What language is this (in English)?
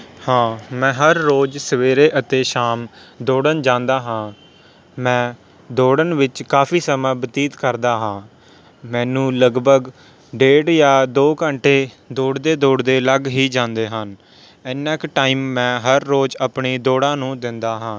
Punjabi